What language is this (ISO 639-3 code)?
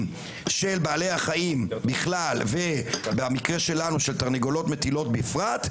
heb